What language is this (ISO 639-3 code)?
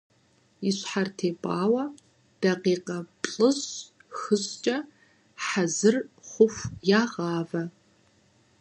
kbd